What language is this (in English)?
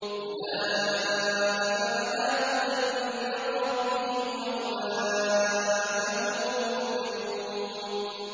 Arabic